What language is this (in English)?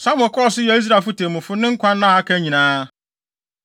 Akan